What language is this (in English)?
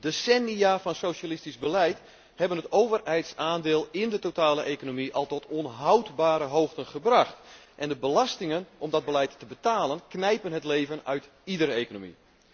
Dutch